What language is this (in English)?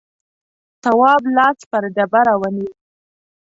Pashto